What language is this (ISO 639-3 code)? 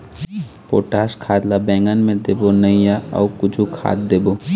hne